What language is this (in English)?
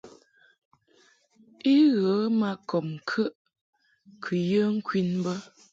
Mungaka